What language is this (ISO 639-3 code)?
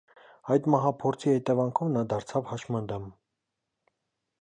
hye